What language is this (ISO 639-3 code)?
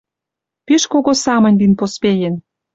mrj